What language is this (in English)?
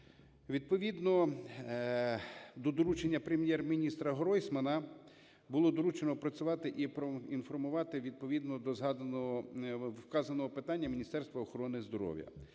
Ukrainian